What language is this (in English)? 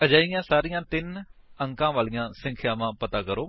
Punjabi